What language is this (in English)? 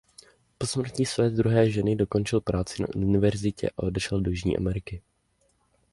Czech